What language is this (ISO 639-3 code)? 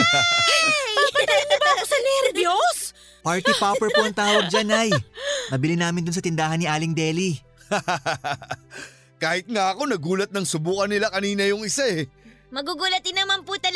fil